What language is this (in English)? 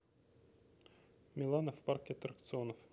Russian